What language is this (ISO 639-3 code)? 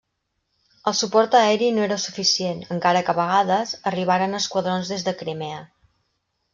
cat